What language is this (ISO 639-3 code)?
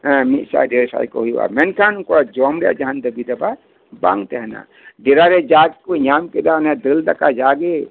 sat